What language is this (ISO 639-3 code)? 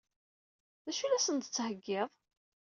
kab